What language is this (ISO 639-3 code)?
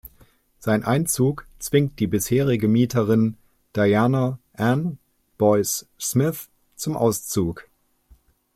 deu